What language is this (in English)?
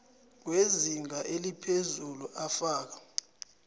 South Ndebele